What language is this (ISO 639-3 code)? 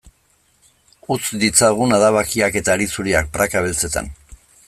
eus